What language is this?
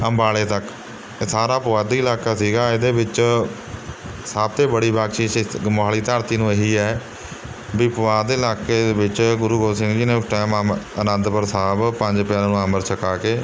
Punjabi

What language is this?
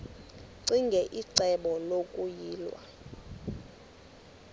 Xhosa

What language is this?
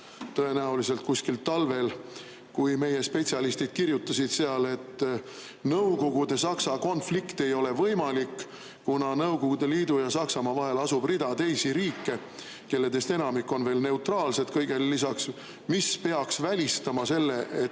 Estonian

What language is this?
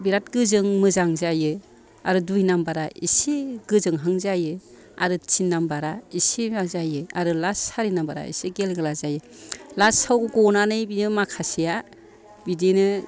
Bodo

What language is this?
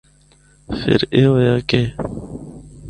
Northern Hindko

